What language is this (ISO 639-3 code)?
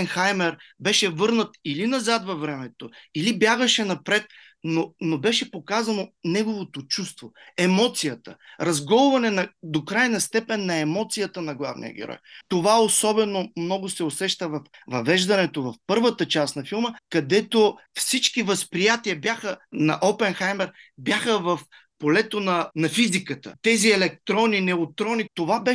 bul